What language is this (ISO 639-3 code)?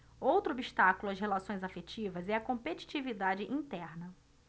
por